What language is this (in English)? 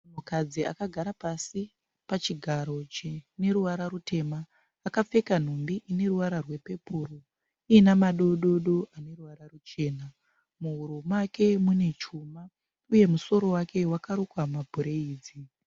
Shona